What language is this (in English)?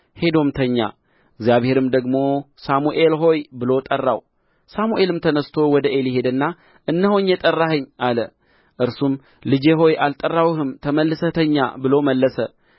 Amharic